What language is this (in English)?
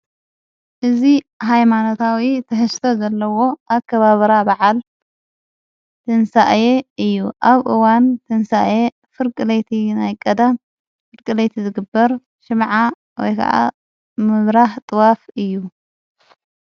Tigrinya